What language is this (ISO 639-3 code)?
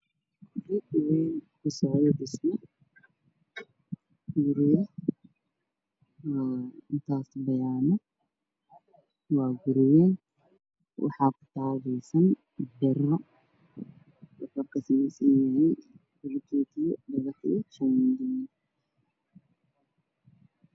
som